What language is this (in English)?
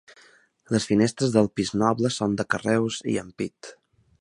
Catalan